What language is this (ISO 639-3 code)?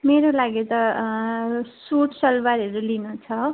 nep